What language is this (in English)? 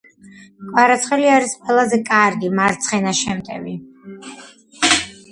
Georgian